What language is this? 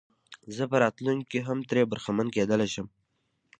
Pashto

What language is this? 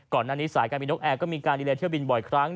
Thai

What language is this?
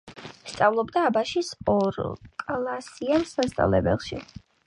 Georgian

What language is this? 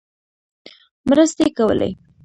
Pashto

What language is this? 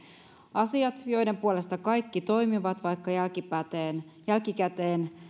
Finnish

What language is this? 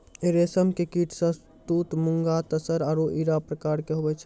Maithili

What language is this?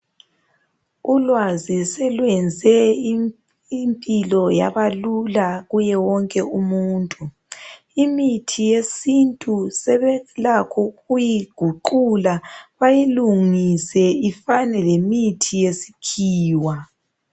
North Ndebele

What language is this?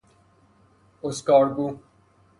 Persian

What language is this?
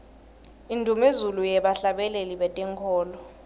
Swati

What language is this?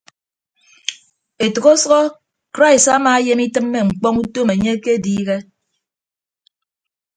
Ibibio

